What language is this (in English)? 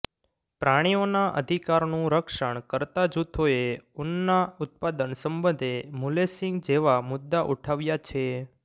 Gujarati